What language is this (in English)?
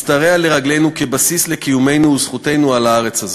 Hebrew